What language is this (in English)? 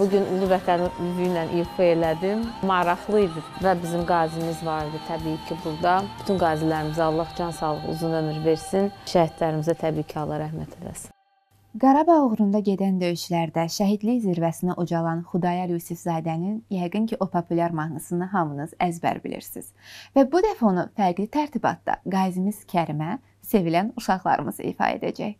Turkish